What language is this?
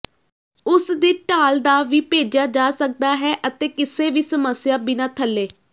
Punjabi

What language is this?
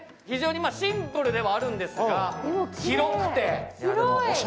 Japanese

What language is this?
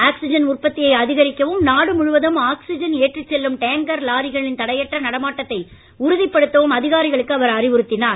Tamil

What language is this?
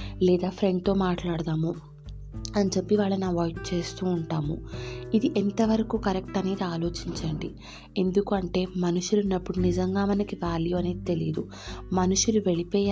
Telugu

